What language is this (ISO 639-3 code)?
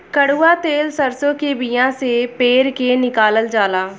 bho